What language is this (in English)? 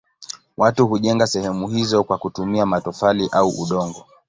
Swahili